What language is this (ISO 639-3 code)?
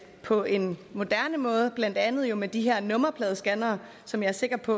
dan